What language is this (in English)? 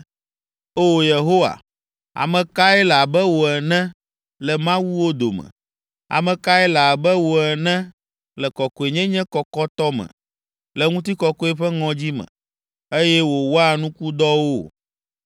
Ewe